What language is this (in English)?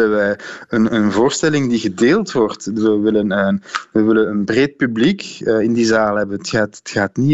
Dutch